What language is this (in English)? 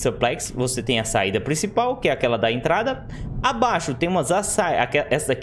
Portuguese